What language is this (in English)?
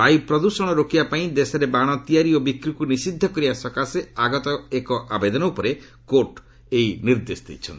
Odia